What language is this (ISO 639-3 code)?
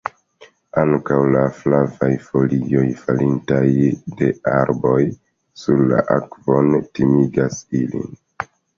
epo